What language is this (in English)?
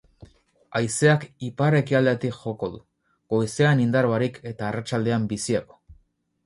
Basque